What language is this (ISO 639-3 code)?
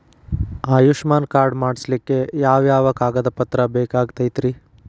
kan